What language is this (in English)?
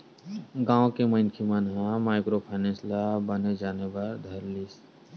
Chhattisgarhi